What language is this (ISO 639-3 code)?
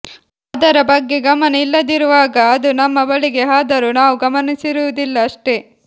kan